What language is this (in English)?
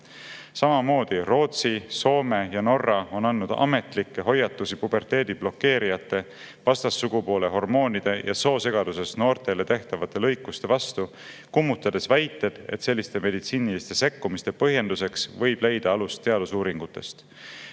Estonian